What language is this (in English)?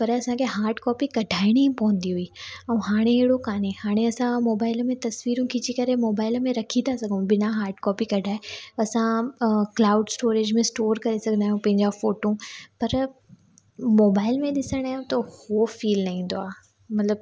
Sindhi